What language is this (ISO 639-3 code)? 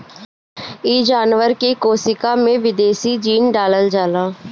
bho